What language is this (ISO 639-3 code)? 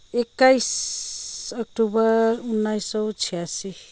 nep